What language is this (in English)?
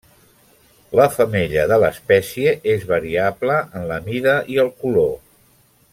Catalan